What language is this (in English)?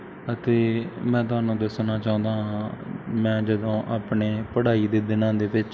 Punjabi